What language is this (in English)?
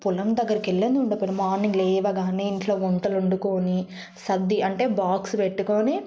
Telugu